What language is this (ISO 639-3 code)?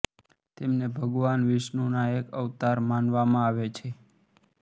guj